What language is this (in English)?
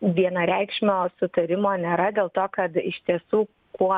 Lithuanian